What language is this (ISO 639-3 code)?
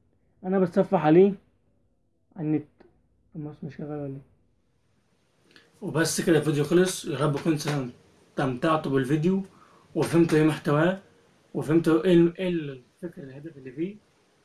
ara